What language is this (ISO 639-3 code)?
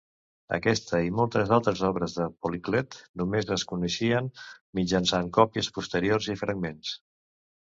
cat